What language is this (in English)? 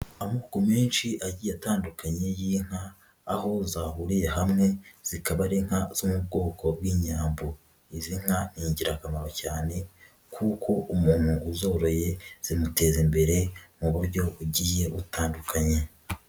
Kinyarwanda